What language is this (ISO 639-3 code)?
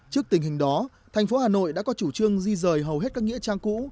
vie